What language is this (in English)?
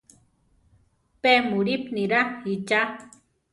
Central Tarahumara